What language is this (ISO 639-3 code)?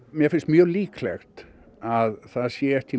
isl